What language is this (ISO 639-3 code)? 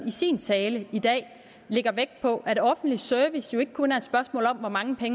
dan